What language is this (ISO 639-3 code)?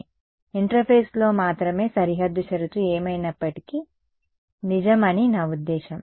tel